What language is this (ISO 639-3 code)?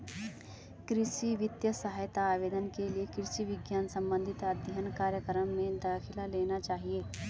hin